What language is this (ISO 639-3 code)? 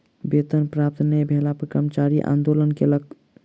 mai